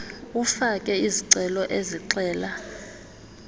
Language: Xhosa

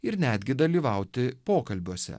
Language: Lithuanian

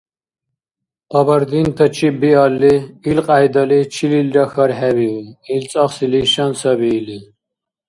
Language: Dargwa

